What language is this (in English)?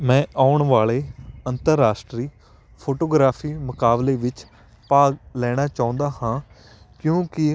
Punjabi